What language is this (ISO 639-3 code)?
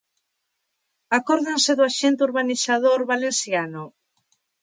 glg